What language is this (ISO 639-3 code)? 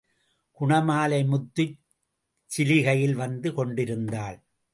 tam